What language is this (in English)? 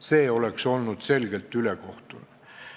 Estonian